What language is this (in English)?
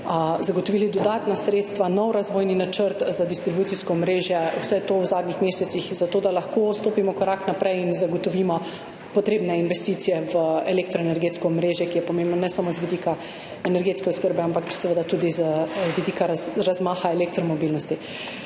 Slovenian